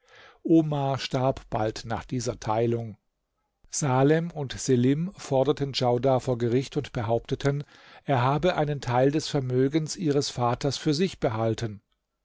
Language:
German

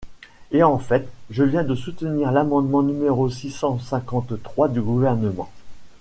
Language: French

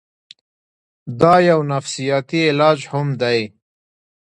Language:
Pashto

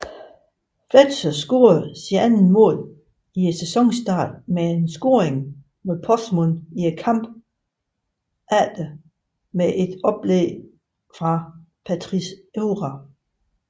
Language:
Danish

